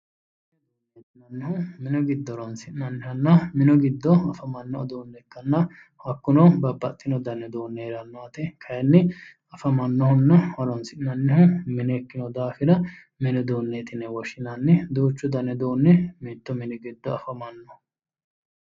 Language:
Sidamo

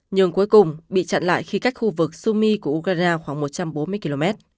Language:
Vietnamese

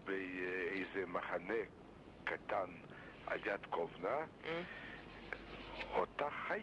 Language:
Hebrew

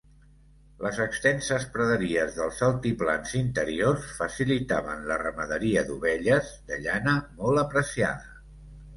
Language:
Catalan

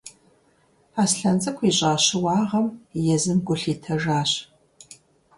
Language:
Kabardian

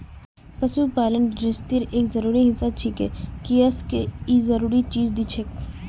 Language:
Magahi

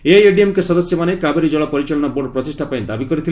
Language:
Odia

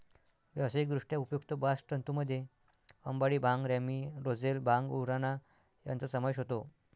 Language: Marathi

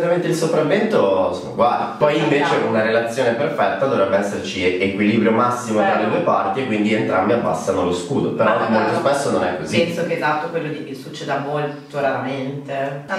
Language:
Italian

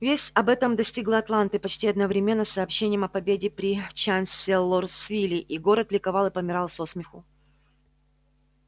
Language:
Russian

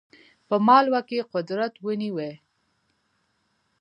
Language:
Pashto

